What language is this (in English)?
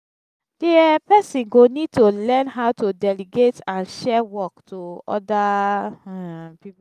Nigerian Pidgin